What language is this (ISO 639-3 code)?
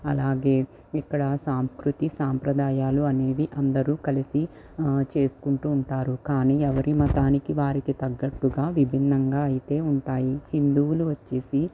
tel